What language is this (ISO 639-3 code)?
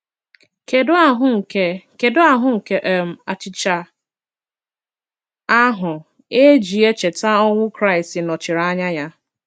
ibo